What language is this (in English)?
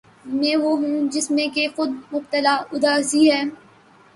Urdu